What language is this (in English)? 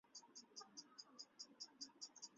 Chinese